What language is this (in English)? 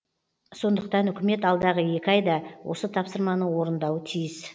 Kazakh